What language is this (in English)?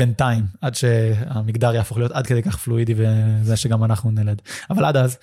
Hebrew